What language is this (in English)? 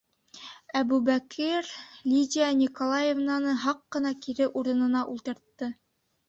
Bashkir